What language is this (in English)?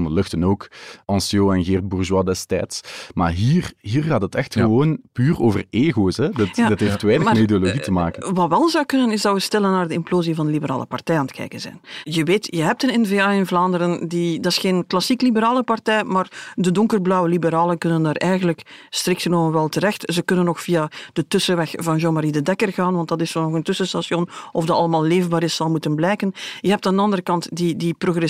Dutch